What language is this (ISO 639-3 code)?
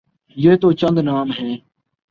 urd